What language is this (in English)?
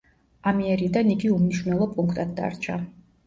Georgian